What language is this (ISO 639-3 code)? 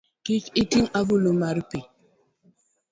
luo